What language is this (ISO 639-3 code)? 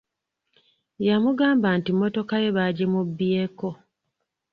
lug